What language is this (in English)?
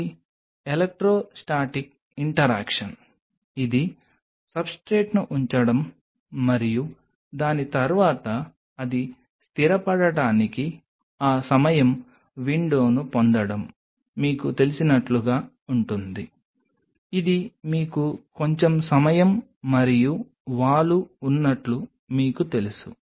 Telugu